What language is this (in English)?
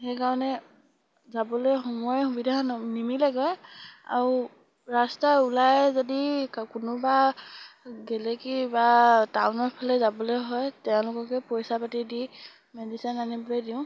Assamese